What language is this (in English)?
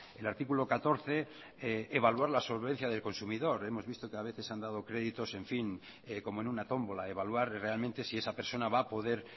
Spanish